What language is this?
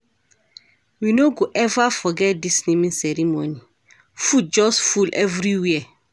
Nigerian Pidgin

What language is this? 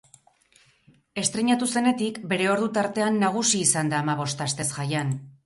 Basque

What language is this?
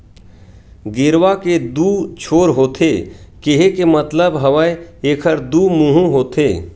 Chhattisgarhi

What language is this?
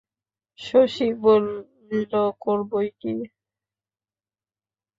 Bangla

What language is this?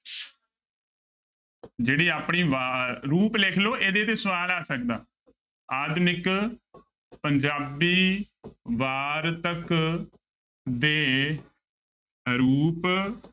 Punjabi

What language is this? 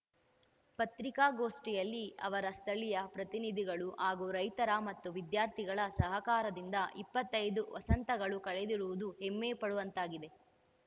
Kannada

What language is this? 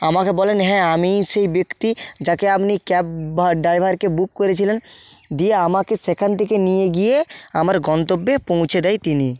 Bangla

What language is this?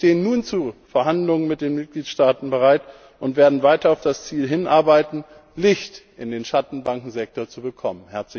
German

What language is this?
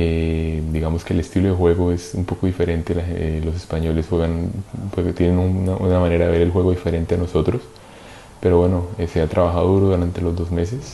Spanish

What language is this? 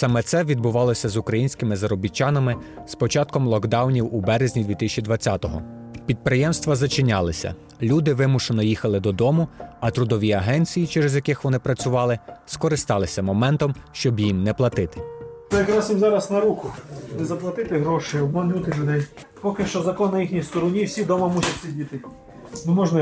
Ukrainian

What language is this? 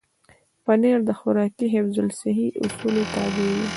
Pashto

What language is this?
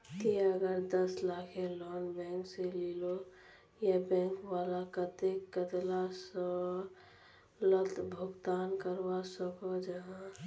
Magahi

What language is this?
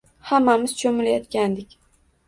Uzbek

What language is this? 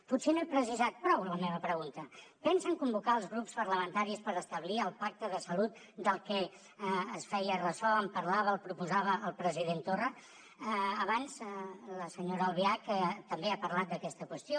Catalan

